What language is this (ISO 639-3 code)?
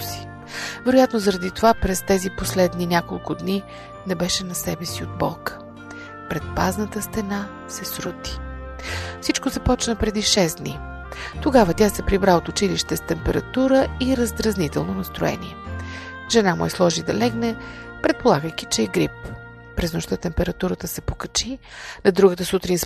bul